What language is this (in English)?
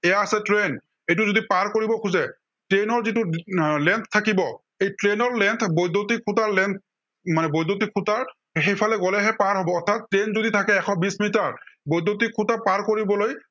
Assamese